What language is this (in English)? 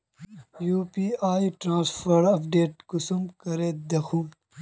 Magahi